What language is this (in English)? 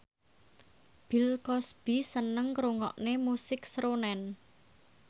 Javanese